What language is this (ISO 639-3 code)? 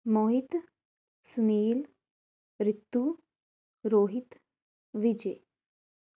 pan